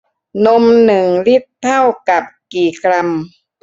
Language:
Thai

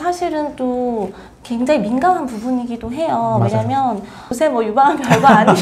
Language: Korean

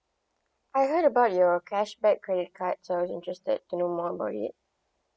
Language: English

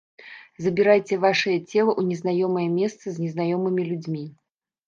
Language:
Belarusian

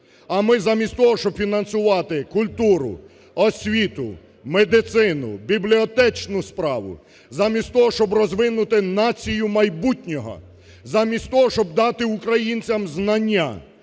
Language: Ukrainian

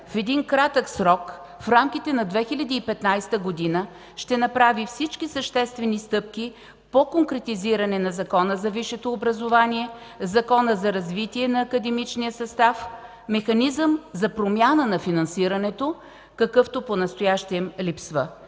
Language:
Bulgarian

